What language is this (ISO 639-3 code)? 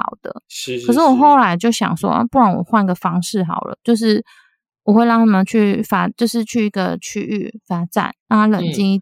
zho